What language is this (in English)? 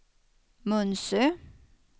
Swedish